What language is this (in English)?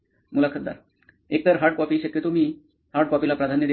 Marathi